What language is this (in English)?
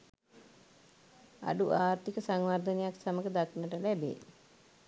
Sinhala